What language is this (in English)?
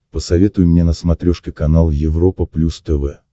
Russian